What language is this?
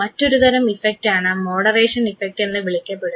Malayalam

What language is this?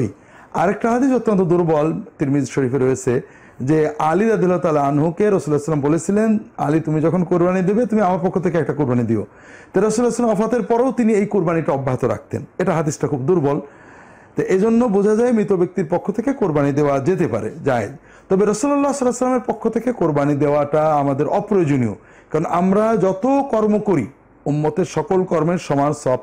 Arabic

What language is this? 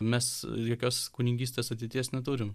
Lithuanian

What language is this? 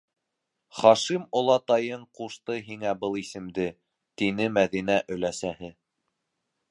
Bashkir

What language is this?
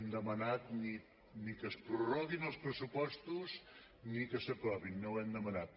Catalan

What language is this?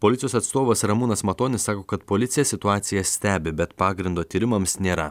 Lithuanian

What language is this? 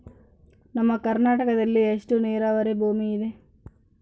Kannada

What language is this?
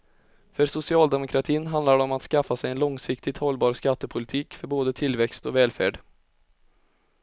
Swedish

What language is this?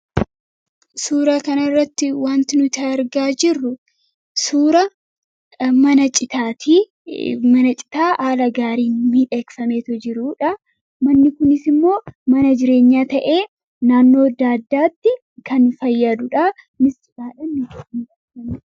Oromo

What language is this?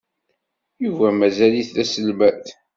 Kabyle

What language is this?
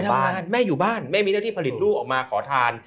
Thai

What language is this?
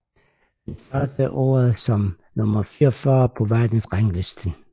Danish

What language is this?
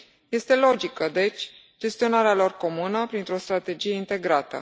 Romanian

